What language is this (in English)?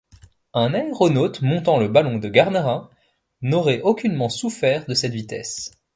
French